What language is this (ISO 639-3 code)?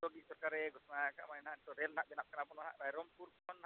sat